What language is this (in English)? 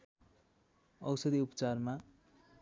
Nepali